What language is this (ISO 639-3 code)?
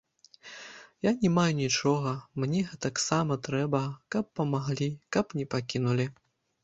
bel